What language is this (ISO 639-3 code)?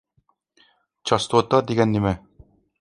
uig